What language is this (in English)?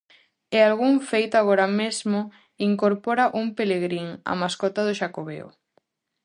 Galician